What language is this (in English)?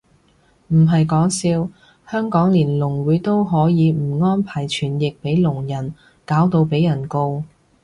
Cantonese